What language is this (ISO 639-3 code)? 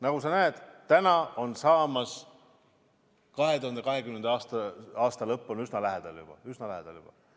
est